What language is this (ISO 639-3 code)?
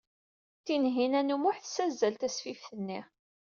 kab